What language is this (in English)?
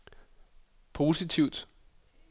Danish